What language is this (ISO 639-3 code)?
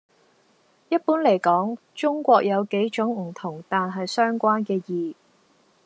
yue